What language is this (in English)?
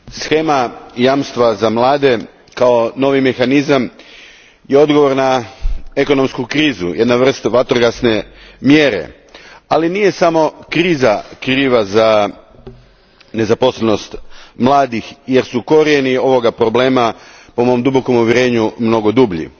Croatian